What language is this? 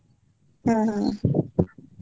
Kannada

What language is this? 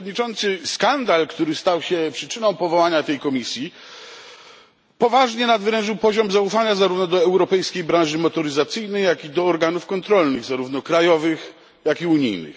Polish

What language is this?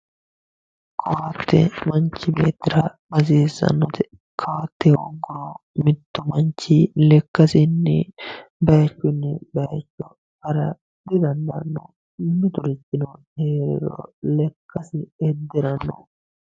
Sidamo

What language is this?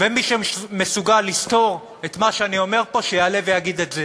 Hebrew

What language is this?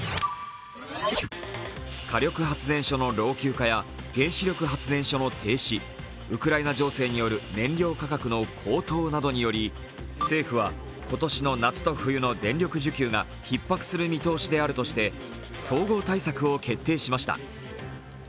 Japanese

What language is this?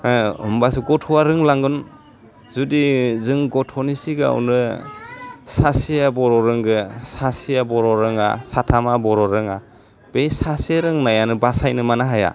Bodo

